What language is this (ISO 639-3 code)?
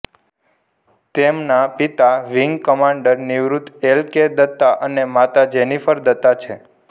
guj